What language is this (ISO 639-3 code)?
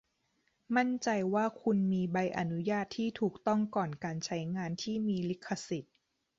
tha